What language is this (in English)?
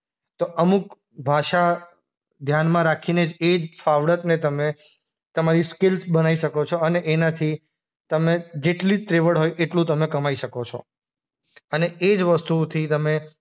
Gujarati